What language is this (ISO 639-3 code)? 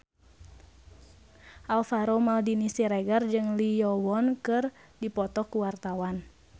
sun